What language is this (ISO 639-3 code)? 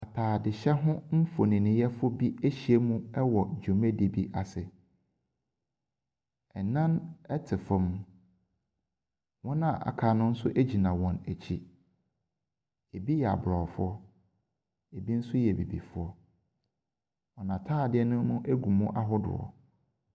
aka